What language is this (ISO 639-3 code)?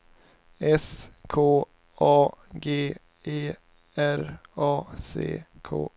swe